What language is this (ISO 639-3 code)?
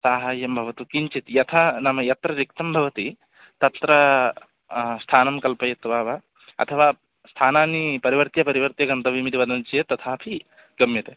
san